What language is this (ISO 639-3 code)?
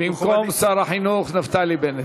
heb